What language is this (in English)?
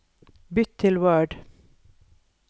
Norwegian